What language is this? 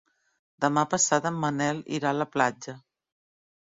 Catalan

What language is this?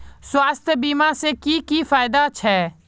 Magahi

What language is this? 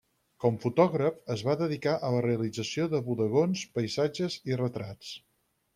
Catalan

